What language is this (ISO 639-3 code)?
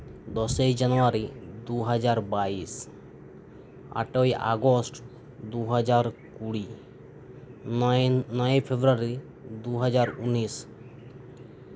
sat